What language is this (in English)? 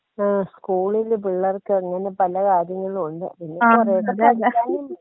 Malayalam